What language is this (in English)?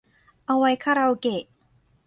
Thai